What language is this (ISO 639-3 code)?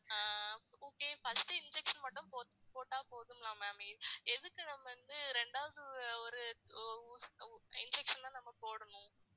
tam